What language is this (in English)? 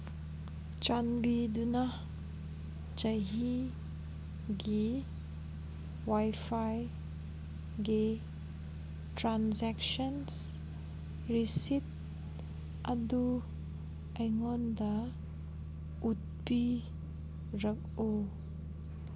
Manipuri